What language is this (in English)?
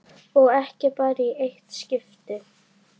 Icelandic